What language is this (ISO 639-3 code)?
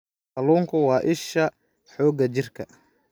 som